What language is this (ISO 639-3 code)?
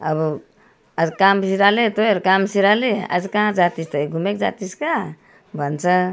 nep